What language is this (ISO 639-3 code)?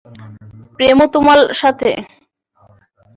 ben